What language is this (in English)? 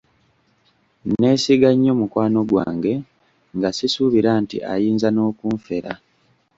Ganda